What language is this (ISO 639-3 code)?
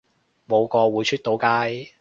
yue